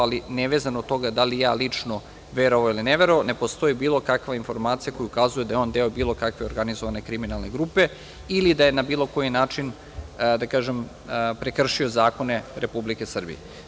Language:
Serbian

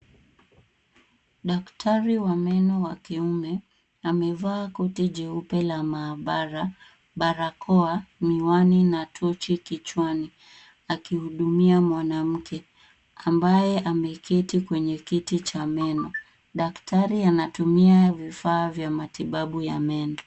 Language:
Swahili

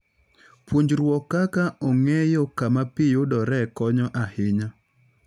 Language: Luo (Kenya and Tanzania)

